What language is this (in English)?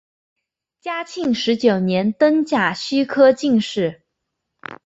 Chinese